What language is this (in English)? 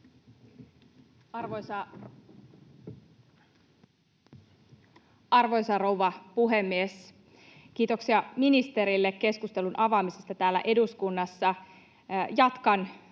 Finnish